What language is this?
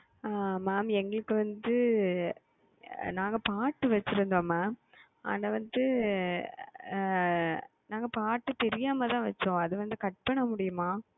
Tamil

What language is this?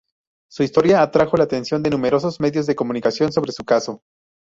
Spanish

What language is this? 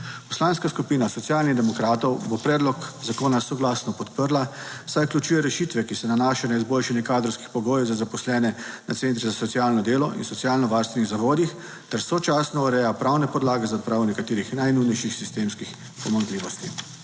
Slovenian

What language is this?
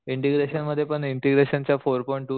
Marathi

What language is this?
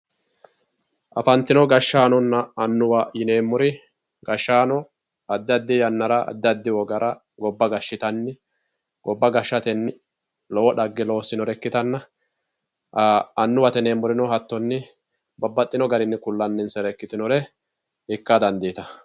Sidamo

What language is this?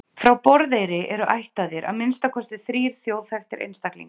Icelandic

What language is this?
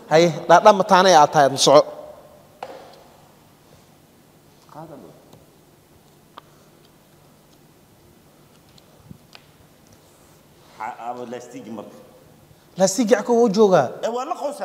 Arabic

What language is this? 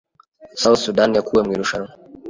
Kinyarwanda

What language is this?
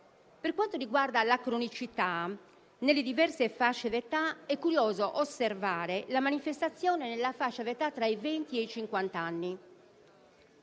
Italian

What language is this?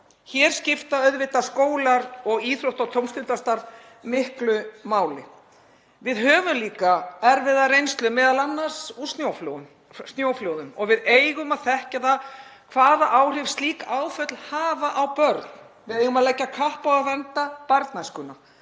Icelandic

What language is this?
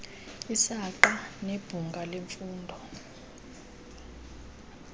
Xhosa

